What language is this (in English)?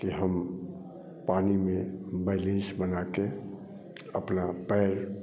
Hindi